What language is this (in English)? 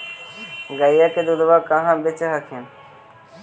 Magahi